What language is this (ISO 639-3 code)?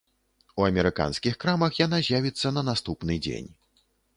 bel